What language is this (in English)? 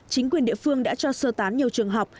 Vietnamese